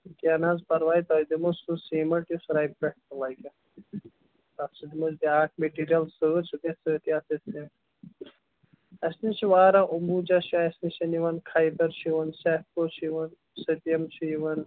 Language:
Kashmiri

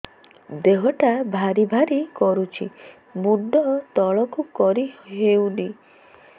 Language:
Odia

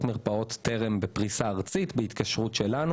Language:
Hebrew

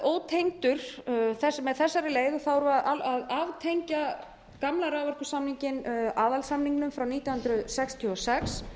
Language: Icelandic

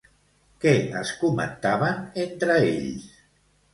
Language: Catalan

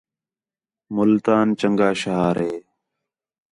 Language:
Khetrani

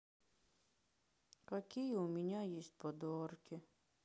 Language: Russian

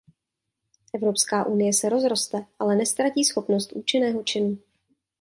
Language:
Czech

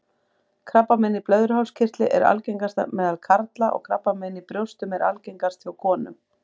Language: Icelandic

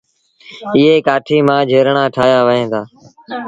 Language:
Sindhi Bhil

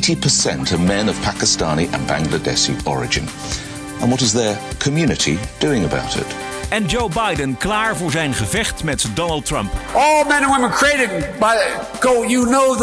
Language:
Dutch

